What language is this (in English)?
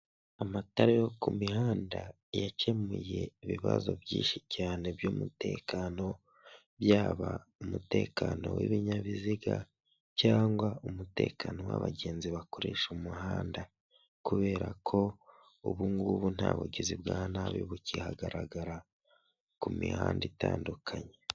Kinyarwanda